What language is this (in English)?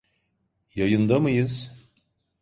Turkish